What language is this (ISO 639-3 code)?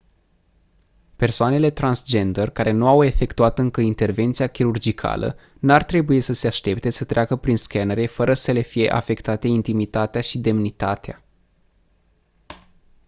ron